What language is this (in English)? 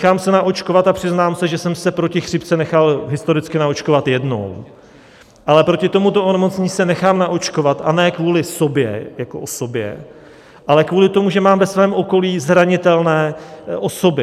Czech